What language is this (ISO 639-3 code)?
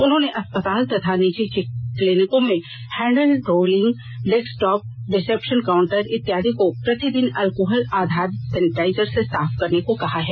hin